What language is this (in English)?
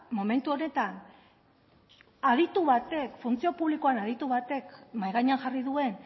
Basque